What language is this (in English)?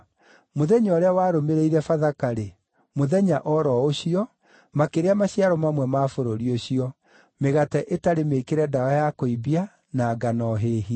Kikuyu